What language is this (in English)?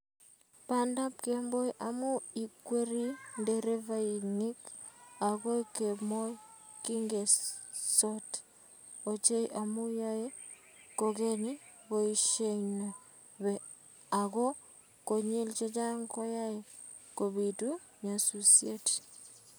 Kalenjin